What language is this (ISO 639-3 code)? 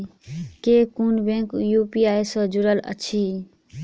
mai